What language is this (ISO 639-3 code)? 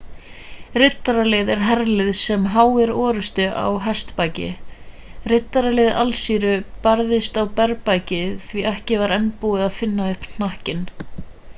isl